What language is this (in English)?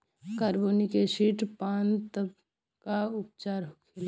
Bhojpuri